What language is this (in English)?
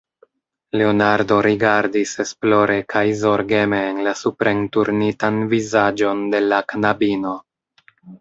Esperanto